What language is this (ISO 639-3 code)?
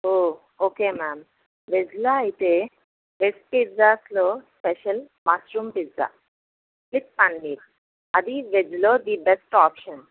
tel